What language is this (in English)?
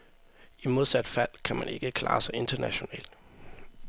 Danish